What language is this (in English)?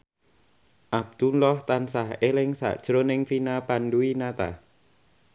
Javanese